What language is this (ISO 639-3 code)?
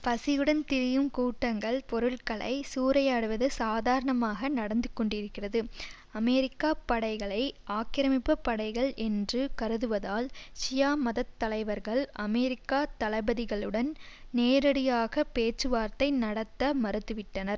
tam